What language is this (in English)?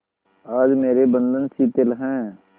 Hindi